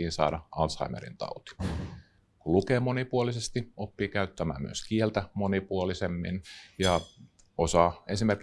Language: Finnish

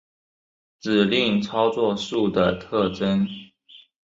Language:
Chinese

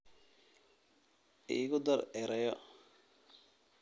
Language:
Somali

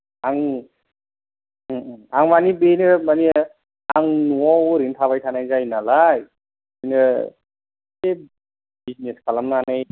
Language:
Bodo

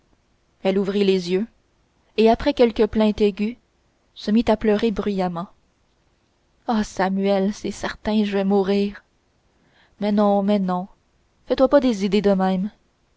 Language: French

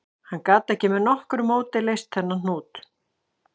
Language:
Icelandic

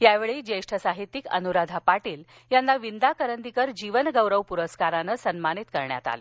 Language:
Marathi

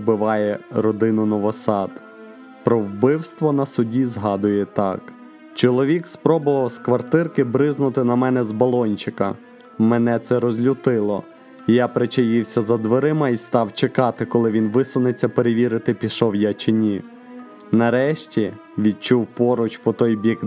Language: Ukrainian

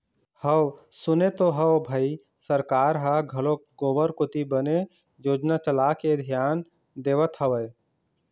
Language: Chhattisgarhi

